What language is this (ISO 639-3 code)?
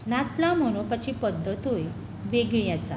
kok